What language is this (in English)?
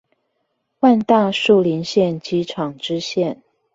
Chinese